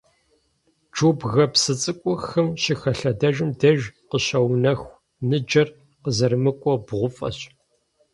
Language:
Kabardian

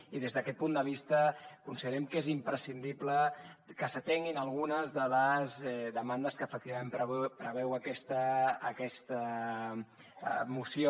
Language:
Catalan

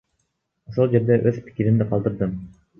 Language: Kyrgyz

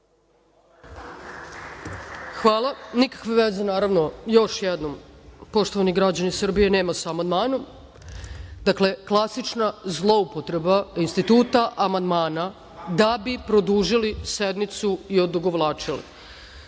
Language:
Serbian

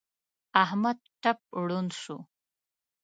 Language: Pashto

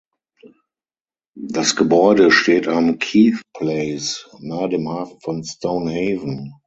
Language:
German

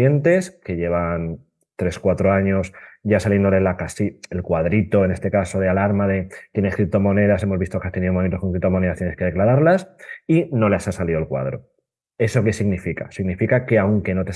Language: Spanish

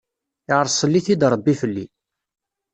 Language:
Kabyle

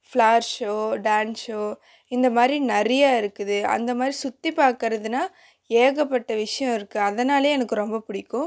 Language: Tamil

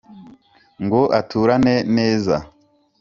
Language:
Kinyarwanda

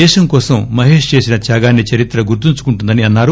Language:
Telugu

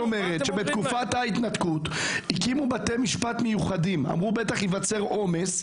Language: Hebrew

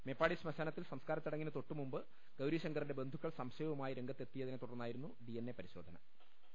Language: Malayalam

